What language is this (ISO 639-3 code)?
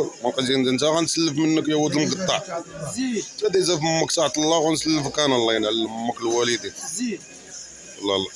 ara